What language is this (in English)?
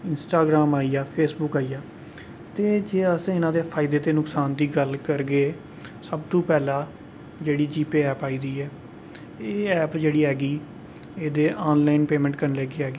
Dogri